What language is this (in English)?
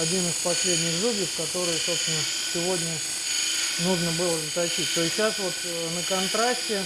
Russian